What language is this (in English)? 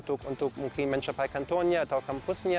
Indonesian